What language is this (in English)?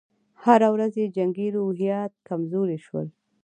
Pashto